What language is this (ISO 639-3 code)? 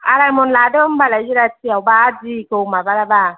brx